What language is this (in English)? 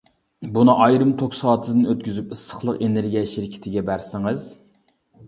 Uyghur